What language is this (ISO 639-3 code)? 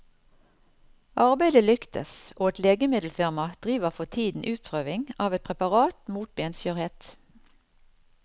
nor